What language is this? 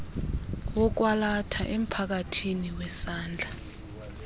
Xhosa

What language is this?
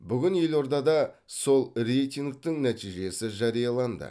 Kazakh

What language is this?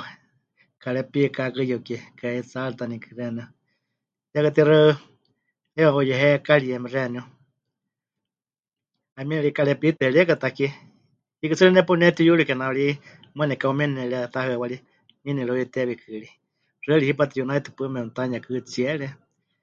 Huichol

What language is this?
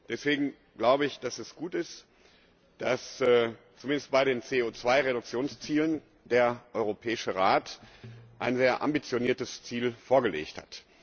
German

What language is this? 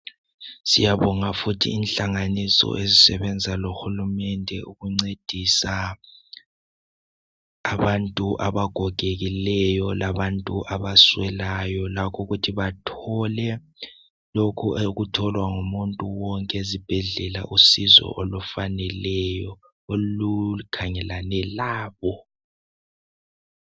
North Ndebele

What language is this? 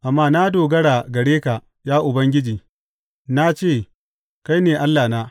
Hausa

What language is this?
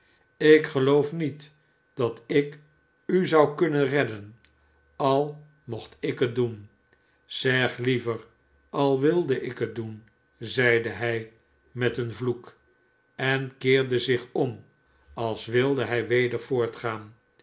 Dutch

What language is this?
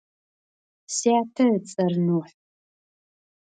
Adyghe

